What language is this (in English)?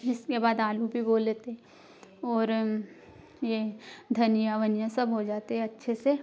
Hindi